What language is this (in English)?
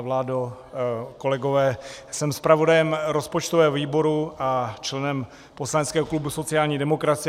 Czech